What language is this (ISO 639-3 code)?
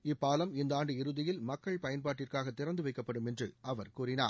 tam